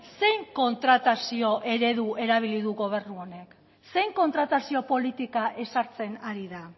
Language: Basque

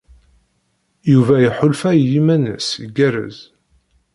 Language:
Kabyle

